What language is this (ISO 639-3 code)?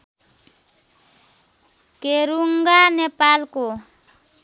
nep